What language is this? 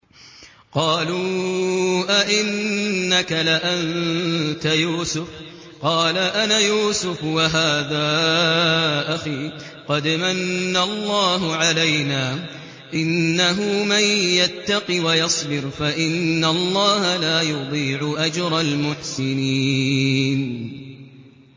Arabic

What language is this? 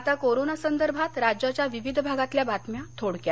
Marathi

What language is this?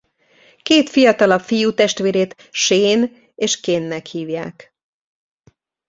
Hungarian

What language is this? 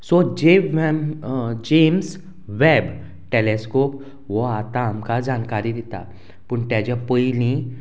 Konkani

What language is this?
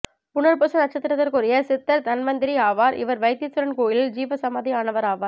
Tamil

